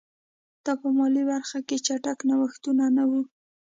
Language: Pashto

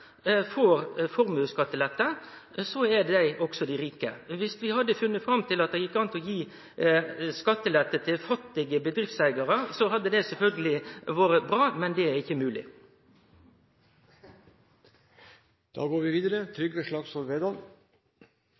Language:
Norwegian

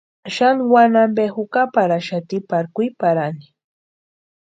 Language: Western Highland Purepecha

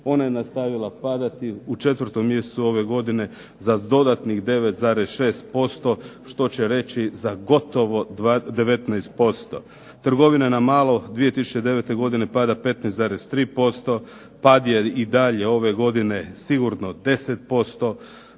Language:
Croatian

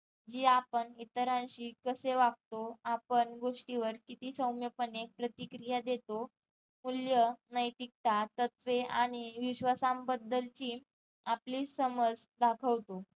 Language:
Marathi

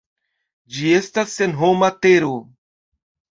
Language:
Esperanto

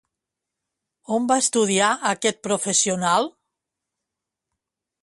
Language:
Catalan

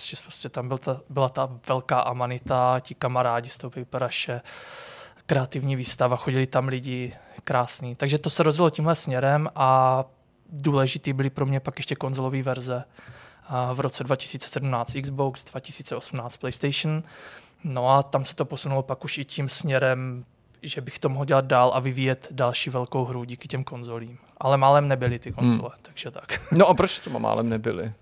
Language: Czech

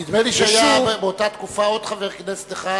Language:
Hebrew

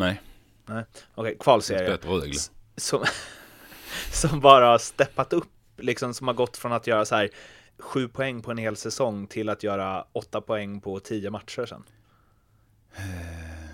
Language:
Swedish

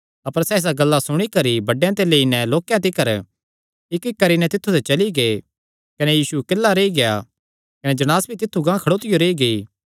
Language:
Kangri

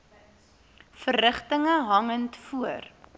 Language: Afrikaans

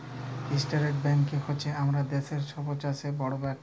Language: Bangla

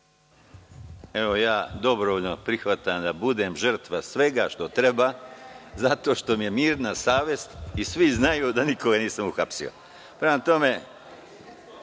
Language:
Serbian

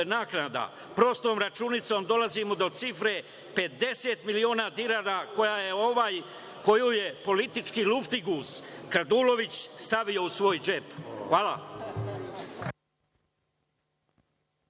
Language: Serbian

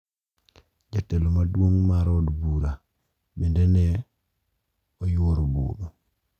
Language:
Luo (Kenya and Tanzania)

